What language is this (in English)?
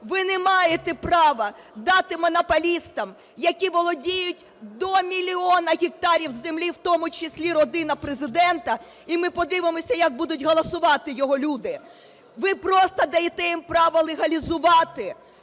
Ukrainian